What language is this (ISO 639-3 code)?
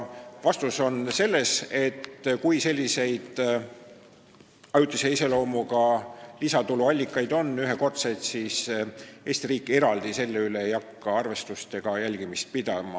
est